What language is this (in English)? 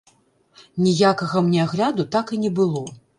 Belarusian